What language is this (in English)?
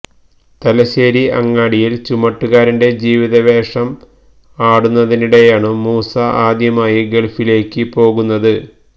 Malayalam